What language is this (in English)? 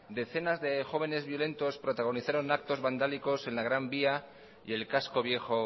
Spanish